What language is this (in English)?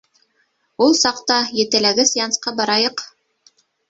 Bashkir